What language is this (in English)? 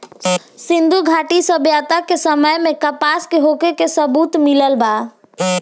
Bhojpuri